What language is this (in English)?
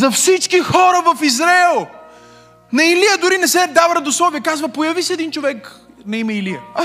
Bulgarian